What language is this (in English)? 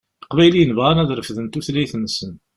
Kabyle